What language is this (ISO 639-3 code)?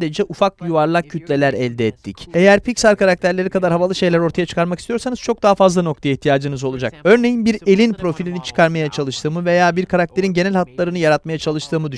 tur